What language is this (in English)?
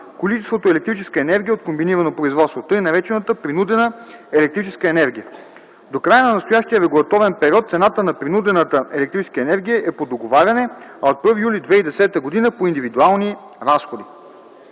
Bulgarian